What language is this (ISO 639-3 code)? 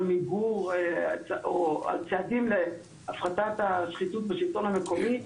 heb